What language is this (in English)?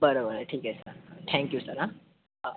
Marathi